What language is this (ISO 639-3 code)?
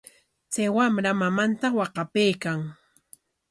qwa